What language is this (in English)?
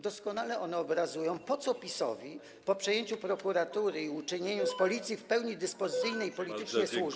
Polish